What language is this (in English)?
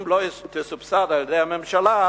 Hebrew